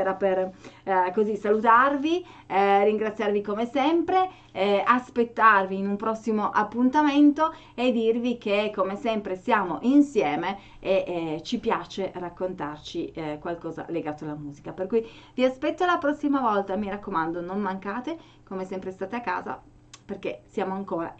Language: Italian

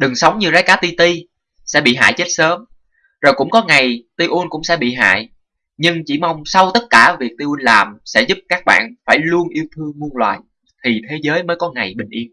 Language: Vietnamese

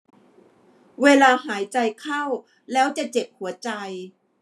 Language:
Thai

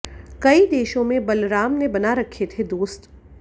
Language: Hindi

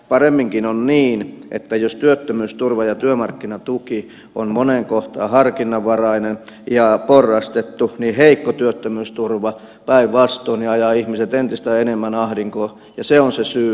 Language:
Finnish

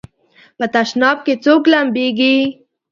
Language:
Pashto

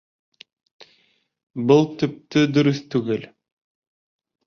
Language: Bashkir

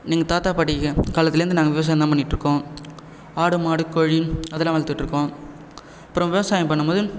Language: Tamil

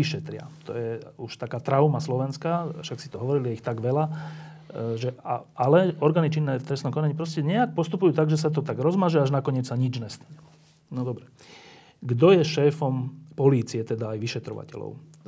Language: Slovak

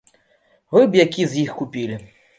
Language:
Belarusian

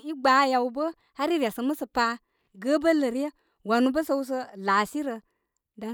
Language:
Koma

